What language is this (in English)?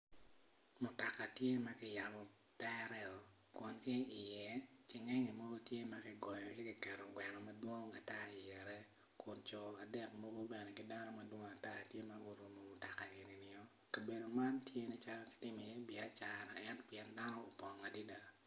Acoli